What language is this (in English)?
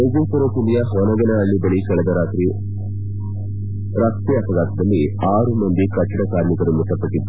Kannada